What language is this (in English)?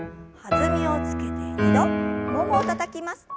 Japanese